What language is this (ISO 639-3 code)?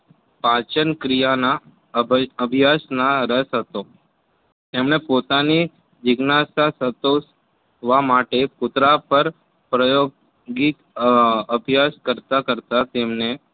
guj